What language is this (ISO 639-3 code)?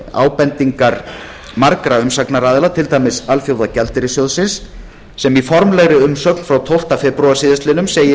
isl